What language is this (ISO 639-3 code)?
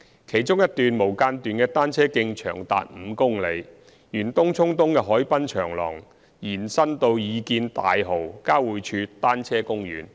yue